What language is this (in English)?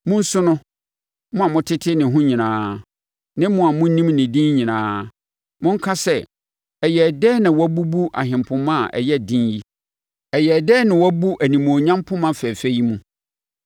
Akan